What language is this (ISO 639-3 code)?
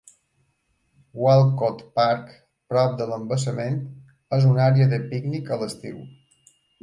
cat